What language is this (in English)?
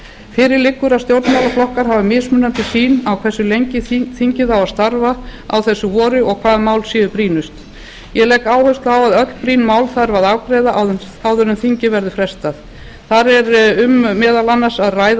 Icelandic